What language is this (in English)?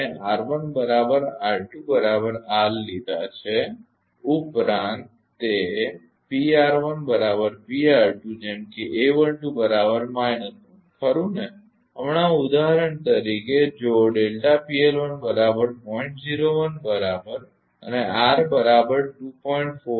Gujarati